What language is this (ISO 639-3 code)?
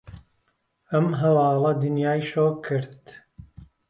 ckb